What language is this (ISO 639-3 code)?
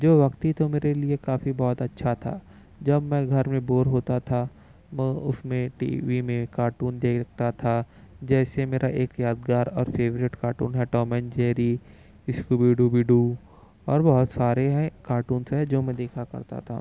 urd